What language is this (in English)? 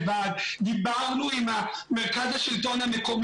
Hebrew